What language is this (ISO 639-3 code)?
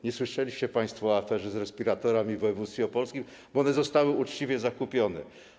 pol